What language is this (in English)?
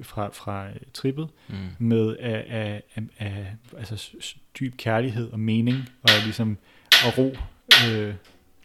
Danish